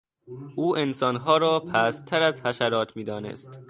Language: Persian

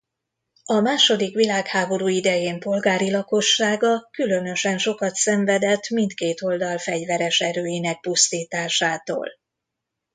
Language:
Hungarian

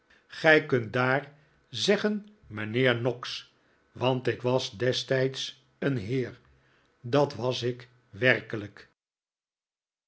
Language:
Dutch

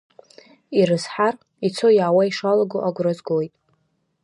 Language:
Abkhazian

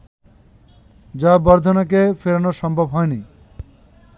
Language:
Bangla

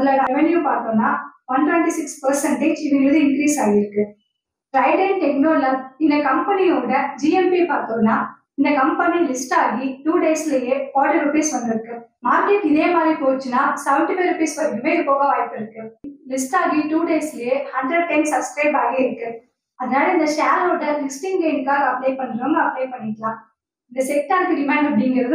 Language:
Tamil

